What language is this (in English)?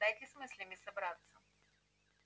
Russian